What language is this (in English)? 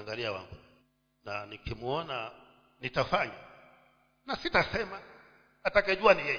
Swahili